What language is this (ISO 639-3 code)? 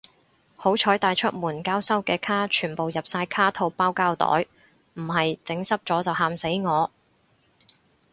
yue